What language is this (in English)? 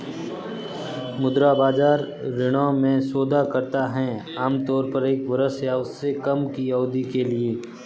Hindi